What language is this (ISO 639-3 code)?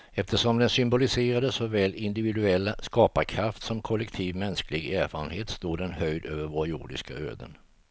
swe